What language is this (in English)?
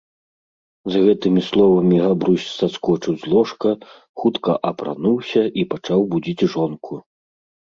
Belarusian